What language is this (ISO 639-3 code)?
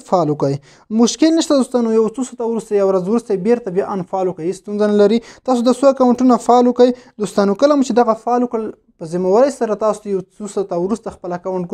fas